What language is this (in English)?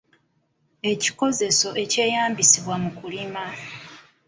Ganda